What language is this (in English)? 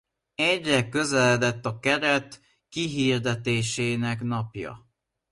Hungarian